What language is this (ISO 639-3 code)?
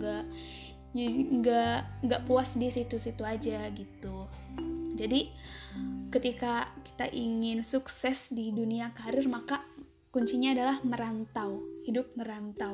ind